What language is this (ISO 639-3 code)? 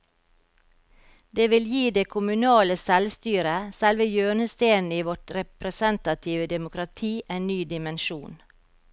nor